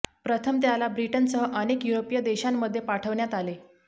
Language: Marathi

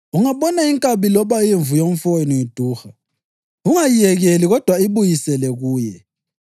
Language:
North Ndebele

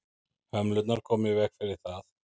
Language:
Icelandic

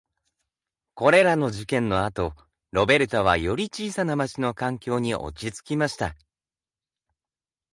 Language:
Japanese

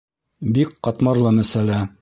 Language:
Bashkir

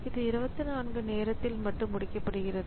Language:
Tamil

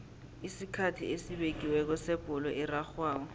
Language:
South Ndebele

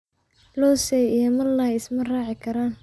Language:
Somali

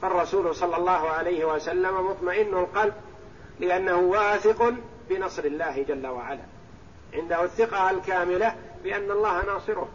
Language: Arabic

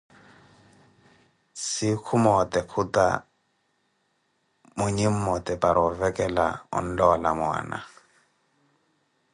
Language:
Koti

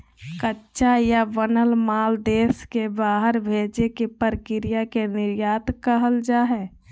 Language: Magahi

